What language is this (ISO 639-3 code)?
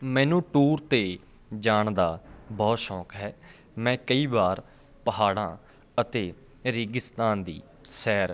pan